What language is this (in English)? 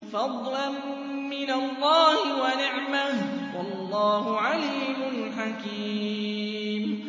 Arabic